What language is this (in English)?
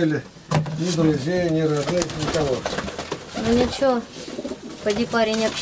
Russian